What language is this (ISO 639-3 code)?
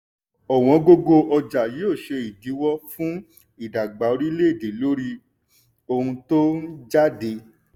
yor